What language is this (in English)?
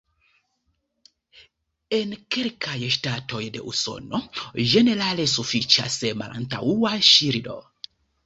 Esperanto